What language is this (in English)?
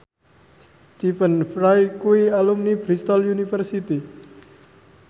Javanese